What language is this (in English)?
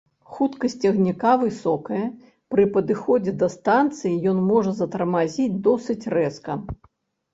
Belarusian